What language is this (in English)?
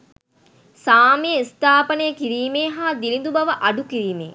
Sinhala